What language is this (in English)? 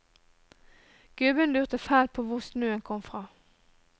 Norwegian